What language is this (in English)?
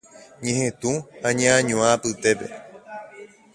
Guarani